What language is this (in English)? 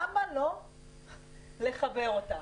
Hebrew